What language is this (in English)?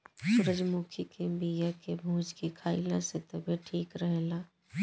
Bhojpuri